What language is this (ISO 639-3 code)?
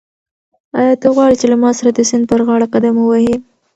pus